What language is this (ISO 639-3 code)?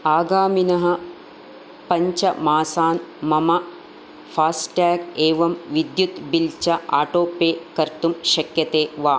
san